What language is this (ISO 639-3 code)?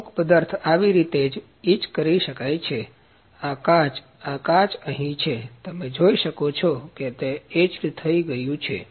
guj